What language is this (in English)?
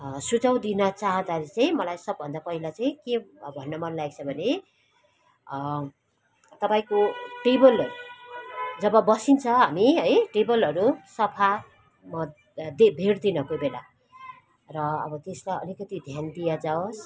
Nepali